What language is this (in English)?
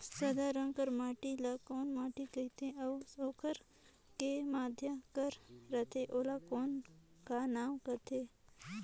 Chhattisgarhi